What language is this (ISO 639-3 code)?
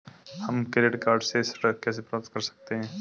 hin